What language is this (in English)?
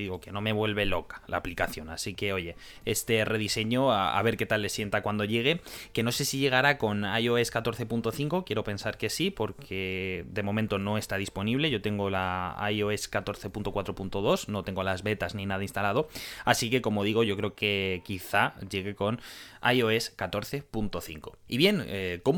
Spanish